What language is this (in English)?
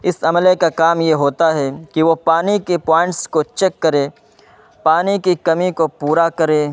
Urdu